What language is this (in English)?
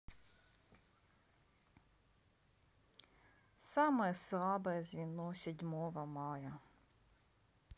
Russian